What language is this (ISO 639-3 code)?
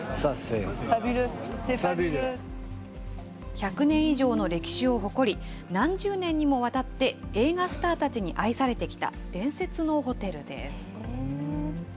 jpn